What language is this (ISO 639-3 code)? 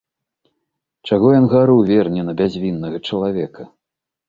bel